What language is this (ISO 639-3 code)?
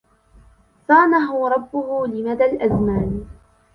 ara